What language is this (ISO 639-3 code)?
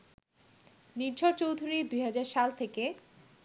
ben